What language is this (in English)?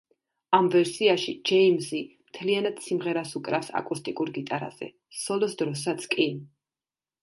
Georgian